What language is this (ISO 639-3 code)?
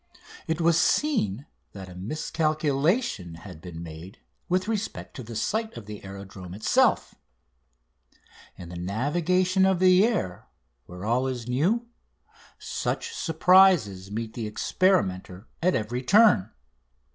eng